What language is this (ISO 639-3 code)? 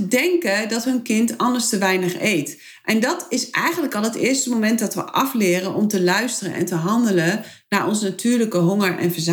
nld